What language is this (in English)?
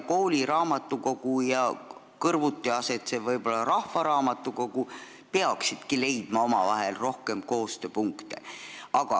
Estonian